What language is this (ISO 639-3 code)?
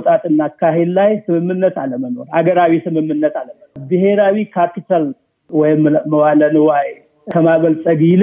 amh